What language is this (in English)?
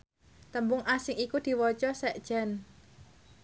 Javanese